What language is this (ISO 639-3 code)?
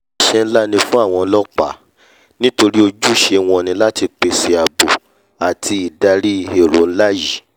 yor